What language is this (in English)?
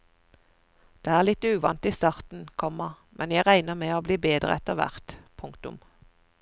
Norwegian